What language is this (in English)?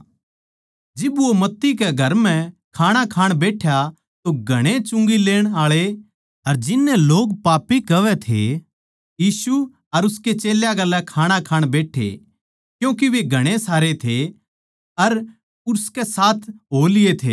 Haryanvi